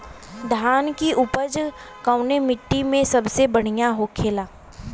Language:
Bhojpuri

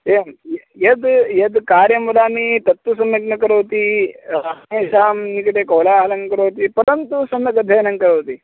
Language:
Sanskrit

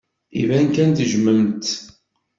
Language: Kabyle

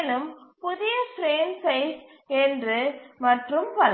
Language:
Tamil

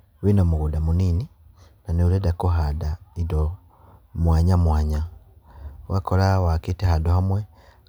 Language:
Kikuyu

